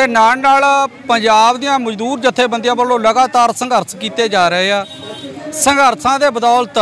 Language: Hindi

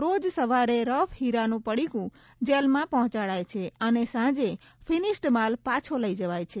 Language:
Gujarati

